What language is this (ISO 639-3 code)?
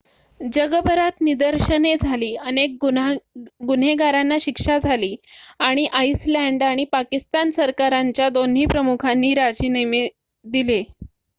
mar